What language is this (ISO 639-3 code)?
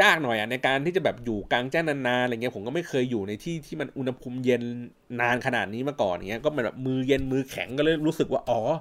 tha